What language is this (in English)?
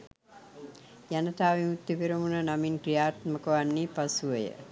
Sinhala